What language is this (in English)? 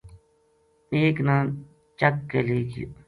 Gujari